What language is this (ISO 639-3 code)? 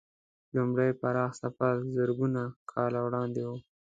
pus